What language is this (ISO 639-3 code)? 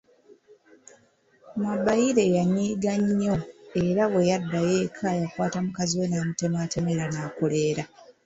lug